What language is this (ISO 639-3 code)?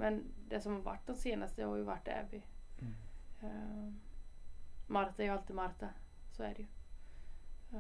swe